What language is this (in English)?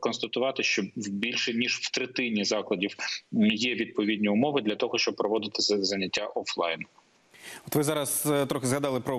Ukrainian